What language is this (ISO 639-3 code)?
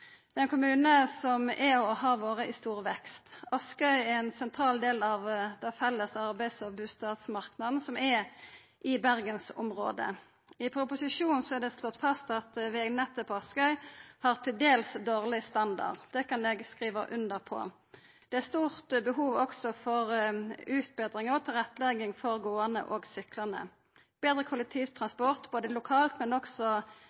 nno